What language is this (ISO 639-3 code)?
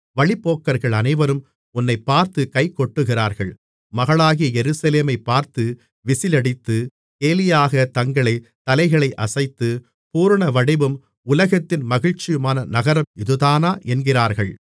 tam